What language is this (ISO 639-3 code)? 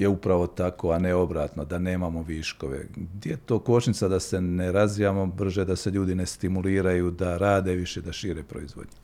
hrv